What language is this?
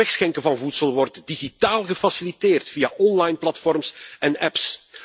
Dutch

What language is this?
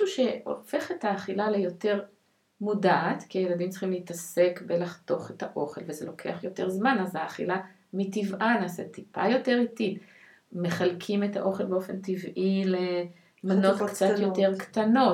Hebrew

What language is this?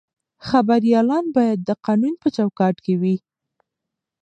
Pashto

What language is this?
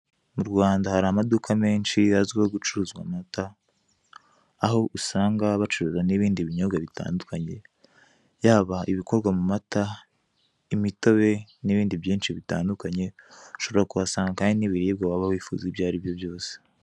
Kinyarwanda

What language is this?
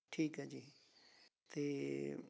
Punjabi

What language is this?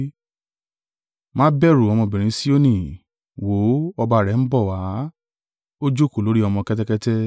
Yoruba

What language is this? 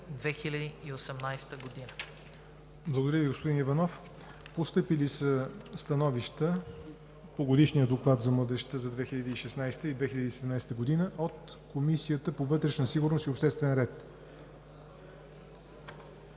Bulgarian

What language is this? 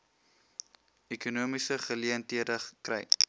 Afrikaans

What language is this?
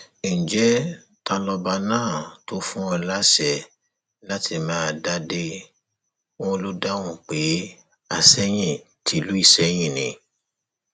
Yoruba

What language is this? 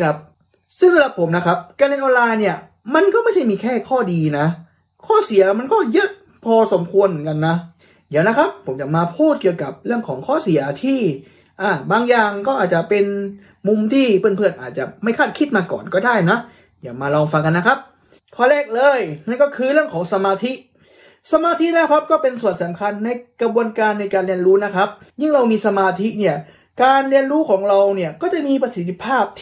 Thai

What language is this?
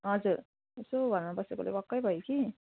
Nepali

